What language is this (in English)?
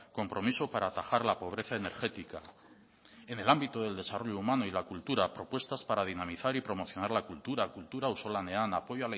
Spanish